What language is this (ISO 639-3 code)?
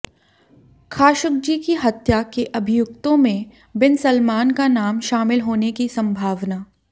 hin